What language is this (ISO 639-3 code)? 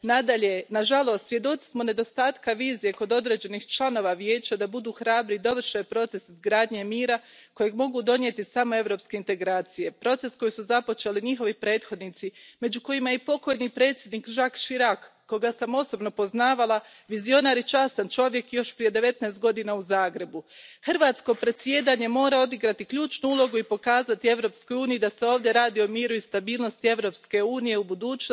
hrv